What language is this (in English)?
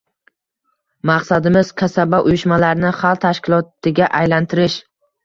Uzbek